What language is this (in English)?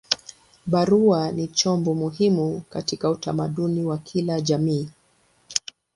Swahili